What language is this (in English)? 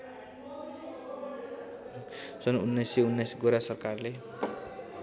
Nepali